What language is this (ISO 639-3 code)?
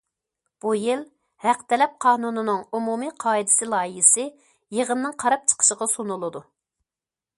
uig